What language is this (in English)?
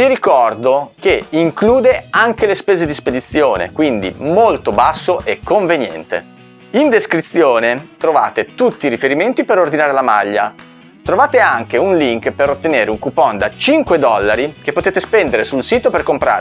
Italian